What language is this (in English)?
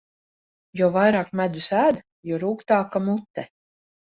Latvian